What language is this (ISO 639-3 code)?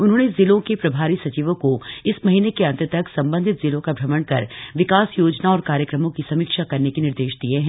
hin